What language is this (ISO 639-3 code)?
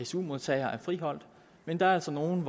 dan